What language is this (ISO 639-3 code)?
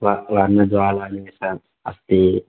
san